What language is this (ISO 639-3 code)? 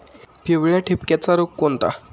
mar